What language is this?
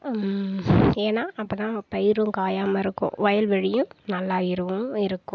Tamil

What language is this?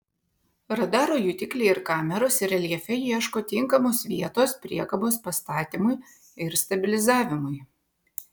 Lithuanian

